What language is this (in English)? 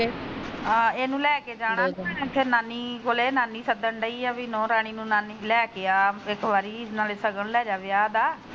Punjabi